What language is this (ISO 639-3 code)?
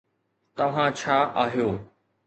snd